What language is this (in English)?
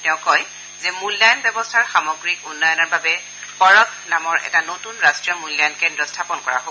Assamese